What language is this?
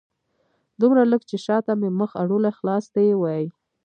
Pashto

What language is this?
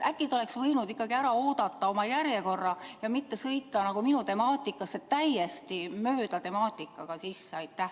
Estonian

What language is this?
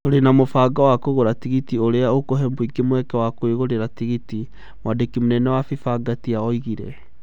Kikuyu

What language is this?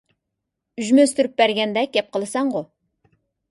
Uyghur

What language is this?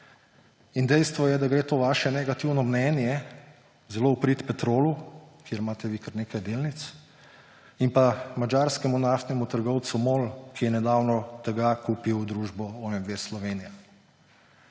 Slovenian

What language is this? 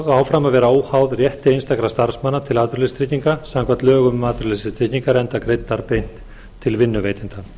Icelandic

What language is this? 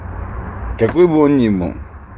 Russian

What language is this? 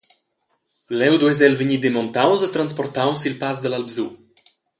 Romansh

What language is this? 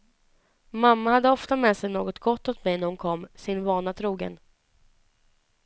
Swedish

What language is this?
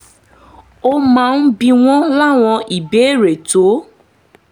Yoruba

